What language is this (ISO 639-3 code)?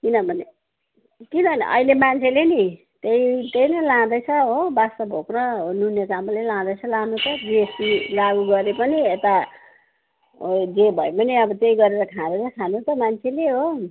nep